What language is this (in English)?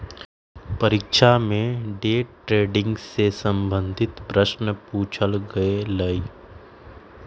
Magahi